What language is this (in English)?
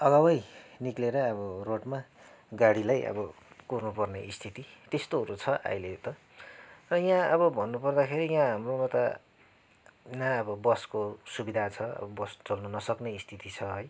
Nepali